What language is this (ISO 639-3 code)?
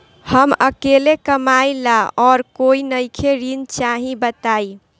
bho